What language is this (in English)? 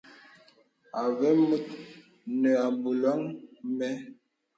Bebele